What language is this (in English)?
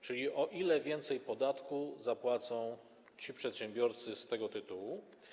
Polish